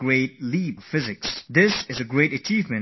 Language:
English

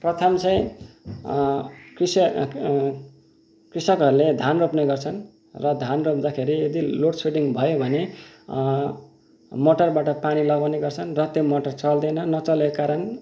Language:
Nepali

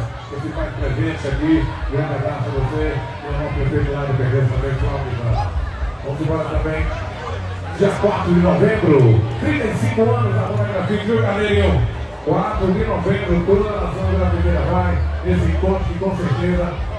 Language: Portuguese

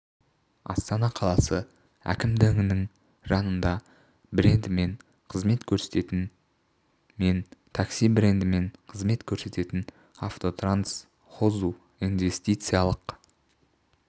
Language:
Kazakh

